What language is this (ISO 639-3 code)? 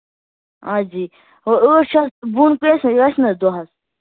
kas